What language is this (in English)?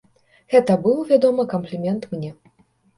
Belarusian